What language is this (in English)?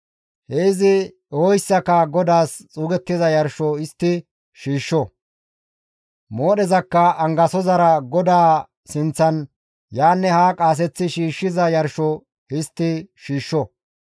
Gamo